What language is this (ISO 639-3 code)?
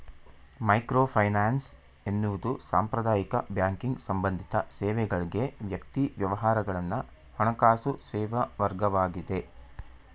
kan